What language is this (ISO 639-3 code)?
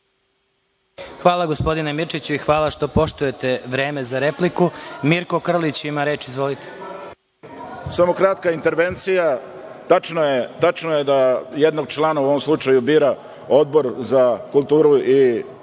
srp